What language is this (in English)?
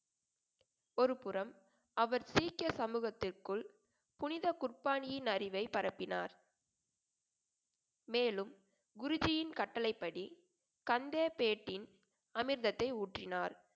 Tamil